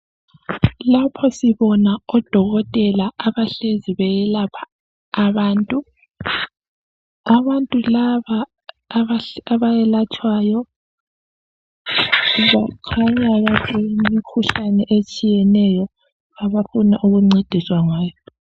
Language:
North Ndebele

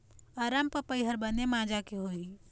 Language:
Chhattisgarhi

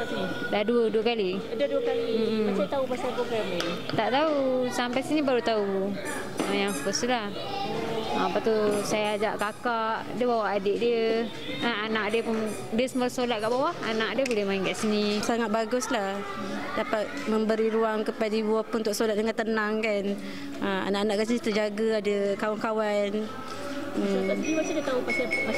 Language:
Malay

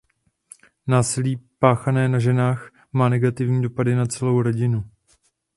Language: Czech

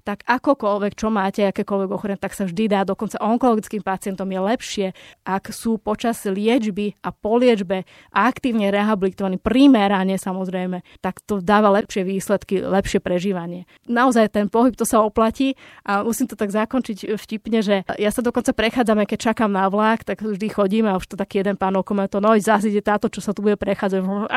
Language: Slovak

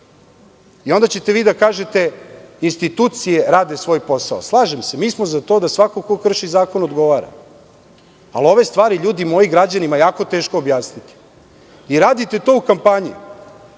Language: Serbian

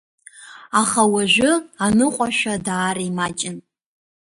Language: Abkhazian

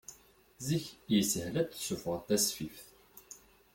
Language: Kabyle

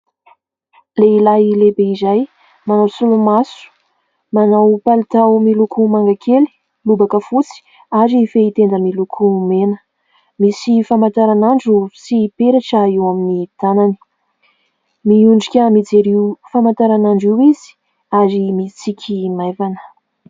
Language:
Malagasy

